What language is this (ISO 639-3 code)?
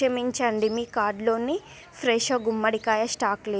tel